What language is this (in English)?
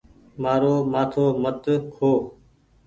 Goaria